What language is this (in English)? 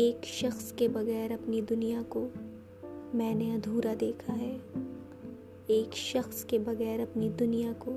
Urdu